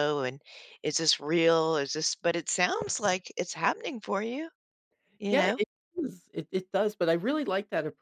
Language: English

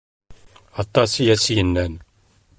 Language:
Kabyle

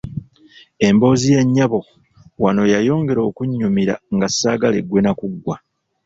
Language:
Ganda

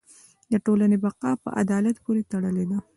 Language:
Pashto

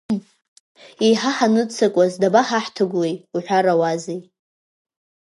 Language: Abkhazian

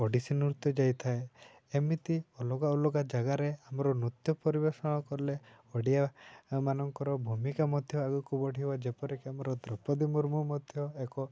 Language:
Odia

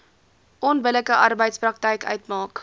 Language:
Afrikaans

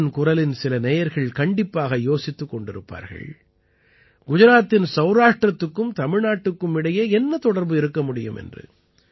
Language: Tamil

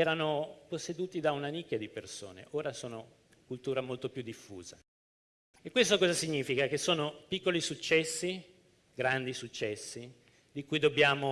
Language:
Italian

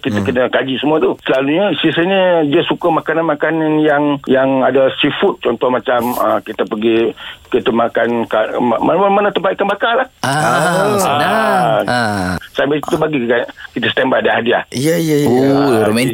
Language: Malay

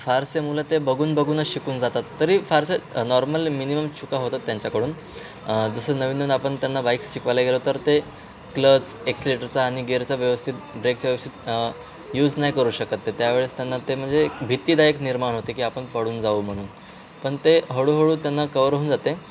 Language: Marathi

